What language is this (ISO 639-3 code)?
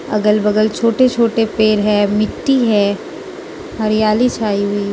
hin